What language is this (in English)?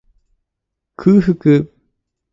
Japanese